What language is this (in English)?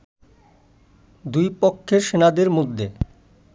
Bangla